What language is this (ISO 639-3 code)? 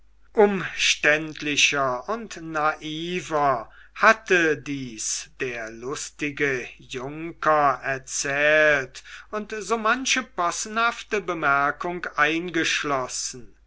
deu